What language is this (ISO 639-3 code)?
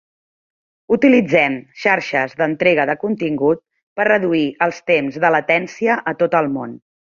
cat